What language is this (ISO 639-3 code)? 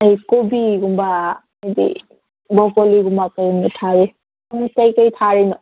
mni